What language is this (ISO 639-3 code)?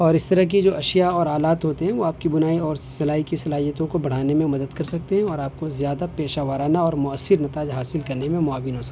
urd